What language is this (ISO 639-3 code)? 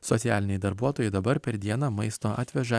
lit